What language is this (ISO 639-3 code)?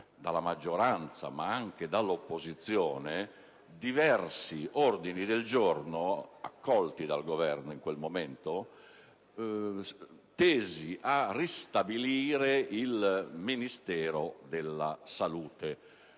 ita